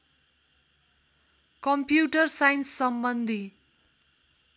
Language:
Nepali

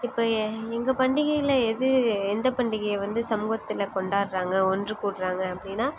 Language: Tamil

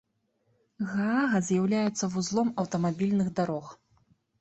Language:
Belarusian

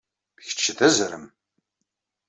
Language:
Kabyle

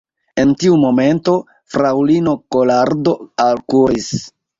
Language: Esperanto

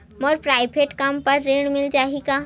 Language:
Chhattisgarhi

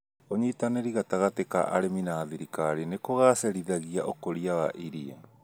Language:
Kikuyu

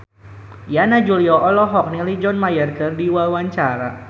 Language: Sundanese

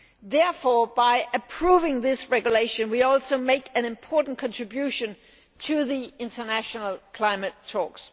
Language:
English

